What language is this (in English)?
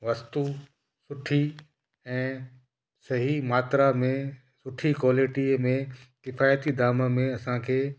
Sindhi